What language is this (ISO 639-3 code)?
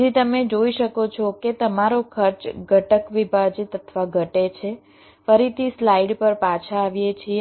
guj